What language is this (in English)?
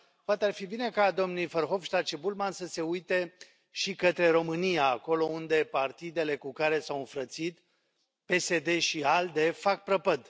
Romanian